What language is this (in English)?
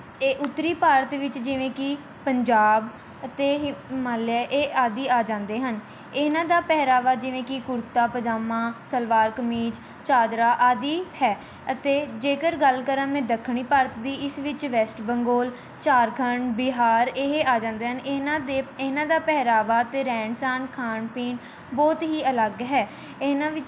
Punjabi